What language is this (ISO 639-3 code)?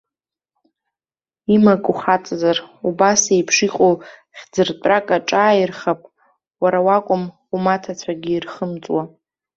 abk